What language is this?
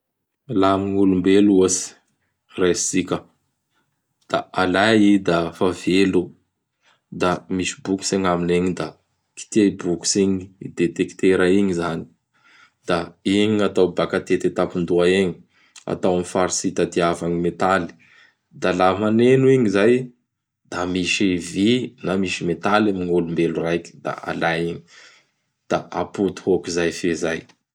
Bara Malagasy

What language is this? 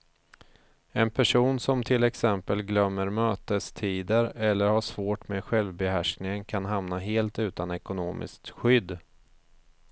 Swedish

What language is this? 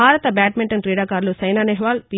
Telugu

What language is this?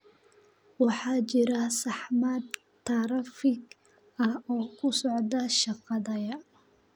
Somali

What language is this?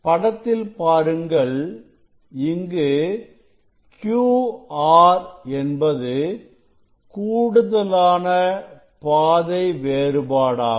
Tamil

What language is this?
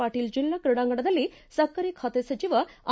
Kannada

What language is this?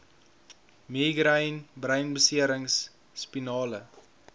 Afrikaans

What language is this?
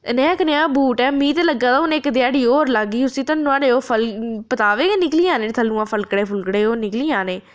Dogri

